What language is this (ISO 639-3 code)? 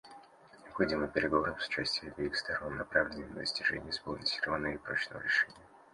rus